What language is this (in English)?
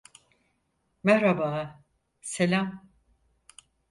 Turkish